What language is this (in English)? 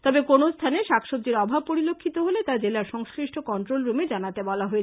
Bangla